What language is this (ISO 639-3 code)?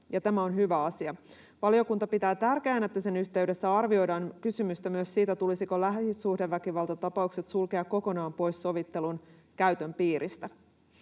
fin